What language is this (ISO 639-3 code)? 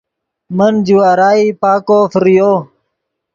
ydg